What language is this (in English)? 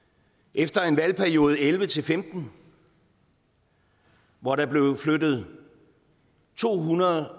Danish